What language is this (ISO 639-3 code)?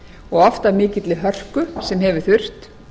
isl